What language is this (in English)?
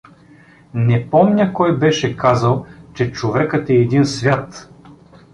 Bulgarian